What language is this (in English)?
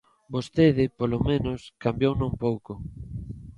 Galician